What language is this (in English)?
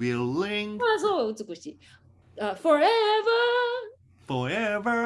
Japanese